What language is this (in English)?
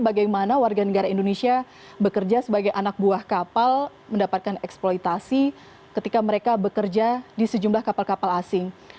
Indonesian